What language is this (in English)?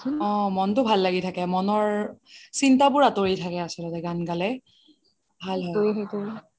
Assamese